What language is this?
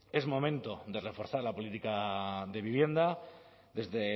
Spanish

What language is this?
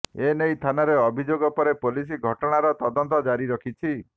Odia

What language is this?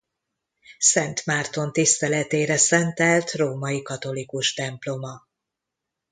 Hungarian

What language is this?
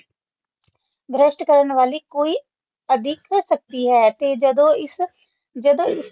Punjabi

